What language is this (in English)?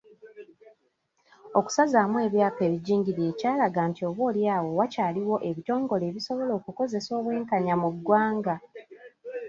Ganda